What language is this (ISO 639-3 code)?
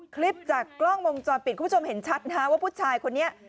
tha